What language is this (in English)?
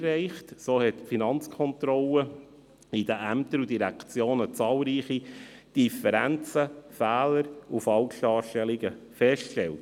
Swiss German